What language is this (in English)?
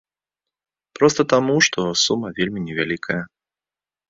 Belarusian